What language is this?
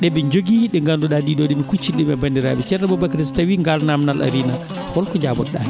Fula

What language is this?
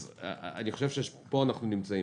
Hebrew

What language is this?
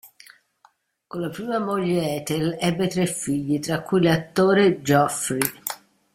Italian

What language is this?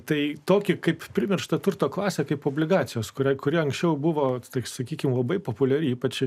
Lithuanian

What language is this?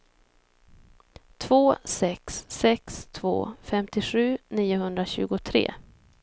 Swedish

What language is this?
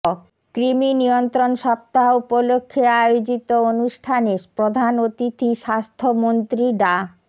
Bangla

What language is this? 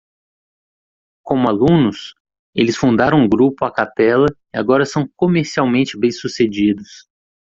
Portuguese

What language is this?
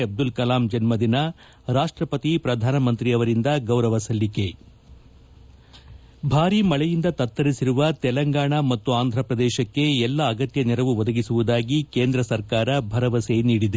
Kannada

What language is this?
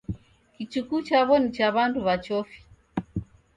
Taita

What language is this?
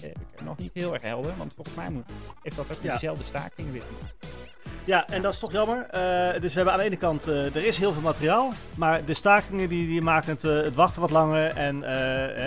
Dutch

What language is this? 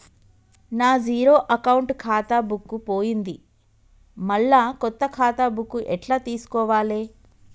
Telugu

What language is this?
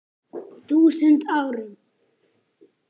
Icelandic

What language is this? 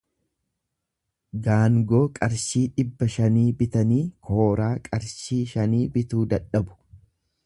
Oromo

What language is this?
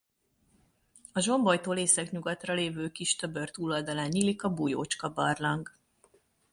Hungarian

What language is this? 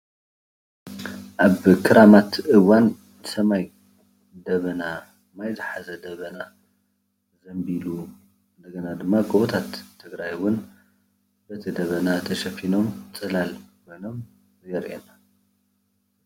Tigrinya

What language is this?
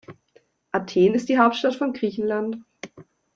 German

